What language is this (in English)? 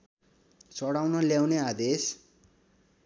Nepali